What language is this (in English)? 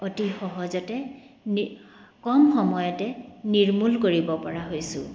Assamese